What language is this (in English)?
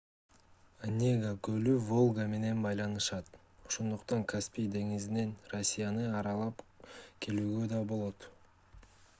Kyrgyz